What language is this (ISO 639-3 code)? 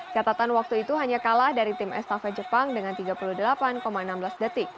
ind